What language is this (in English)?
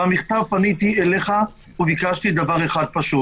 Hebrew